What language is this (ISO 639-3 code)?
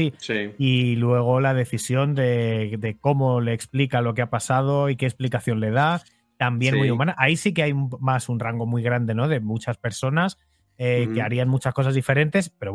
spa